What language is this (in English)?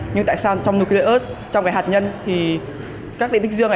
Vietnamese